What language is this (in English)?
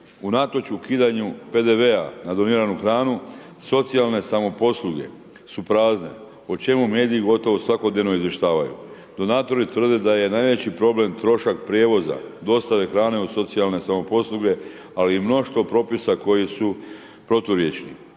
Croatian